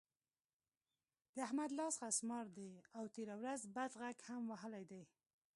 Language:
Pashto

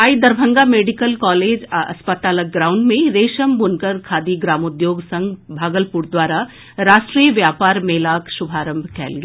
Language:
Maithili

